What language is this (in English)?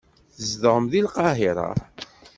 Kabyle